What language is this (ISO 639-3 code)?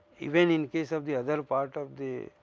eng